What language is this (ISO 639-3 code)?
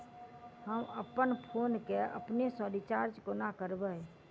mai